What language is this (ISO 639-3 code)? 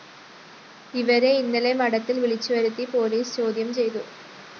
mal